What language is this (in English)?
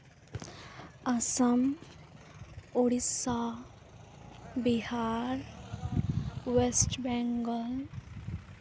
Santali